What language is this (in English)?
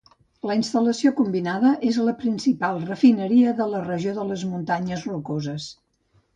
Catalan